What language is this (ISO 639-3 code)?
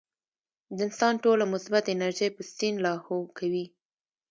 pus